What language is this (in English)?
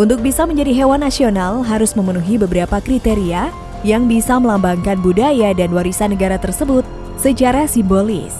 Indonesian